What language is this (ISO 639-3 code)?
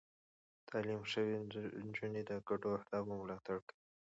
pus